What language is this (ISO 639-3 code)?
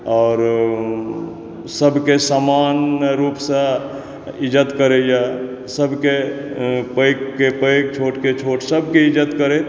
mai